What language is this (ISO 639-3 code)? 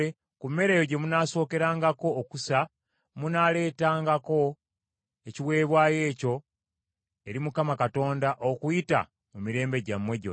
lug